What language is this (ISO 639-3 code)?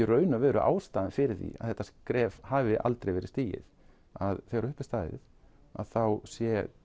isl